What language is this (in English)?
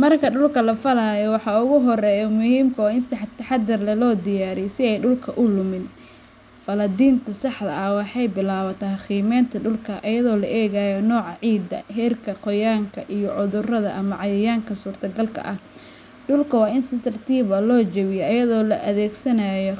Somali